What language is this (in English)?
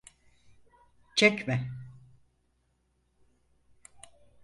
Turkish